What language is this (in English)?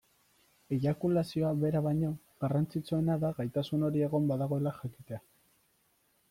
Basque